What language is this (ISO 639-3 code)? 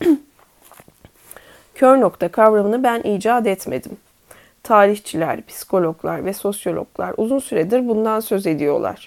tur